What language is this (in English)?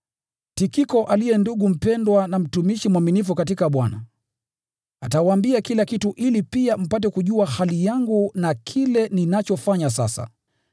Swahili